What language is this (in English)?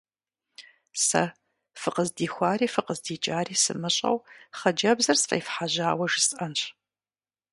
Kabardian